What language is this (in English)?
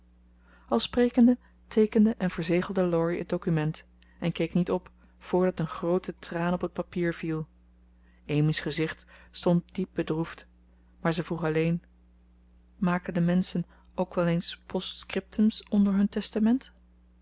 Dutch